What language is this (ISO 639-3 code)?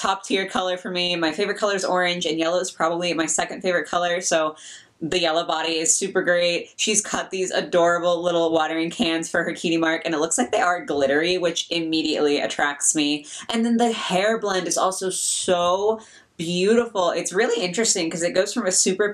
eng